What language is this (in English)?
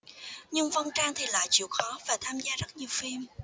Vietnamese